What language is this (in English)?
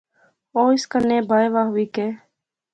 Pahari-Potwari